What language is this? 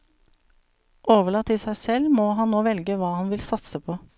Norwegian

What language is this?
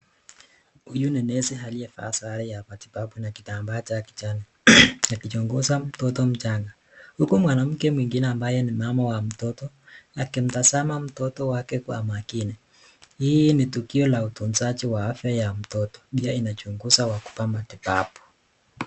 Swahili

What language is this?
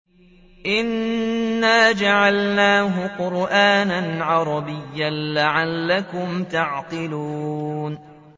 Arabic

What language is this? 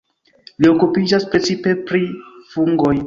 Esperanto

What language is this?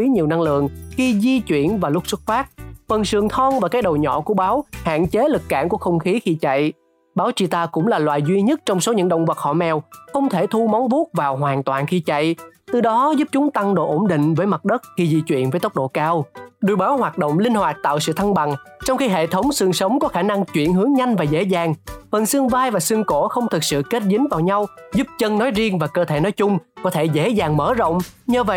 Vietnamese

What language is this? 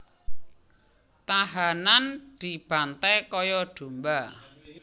Javanese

